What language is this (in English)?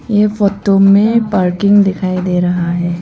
Hindi